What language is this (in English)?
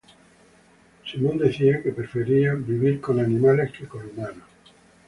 Spanish